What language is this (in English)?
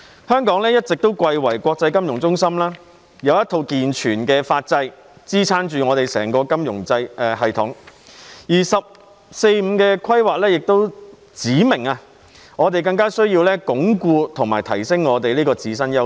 Cantonese